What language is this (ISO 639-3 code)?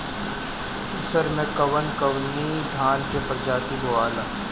bho